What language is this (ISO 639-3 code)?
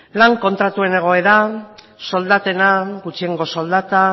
eus